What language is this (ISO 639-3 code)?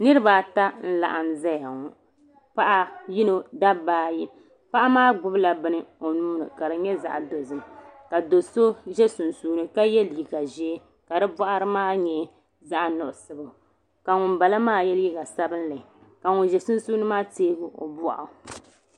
dag